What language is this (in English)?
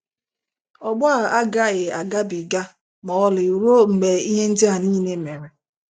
Igbo